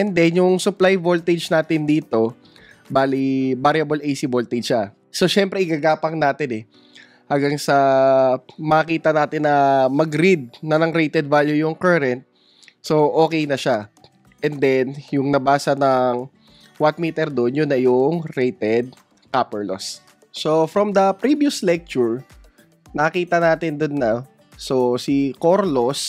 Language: Filipino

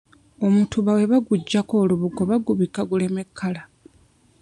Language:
Ganda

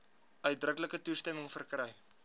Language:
Afrikaans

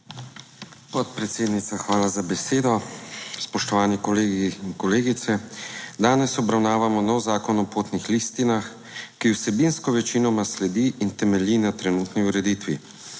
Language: Slovenian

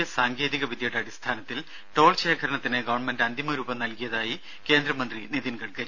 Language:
Malayalam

